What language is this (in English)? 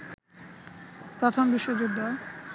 Bangla